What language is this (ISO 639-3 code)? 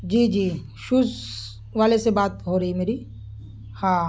urd